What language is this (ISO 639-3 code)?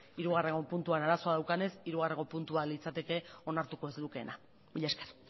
eus